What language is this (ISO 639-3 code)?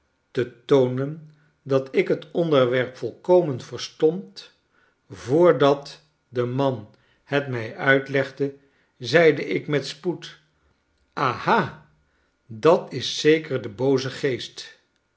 nld